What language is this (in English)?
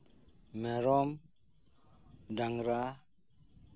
Santali